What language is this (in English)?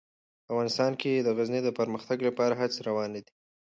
Pashto